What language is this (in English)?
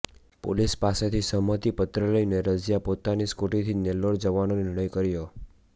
Gujarati